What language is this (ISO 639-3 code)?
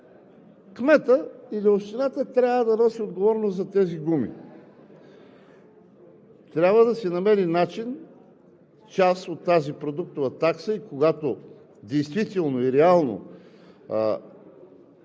bul